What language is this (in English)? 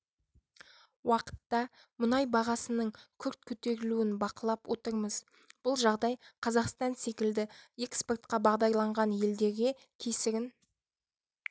Kazakh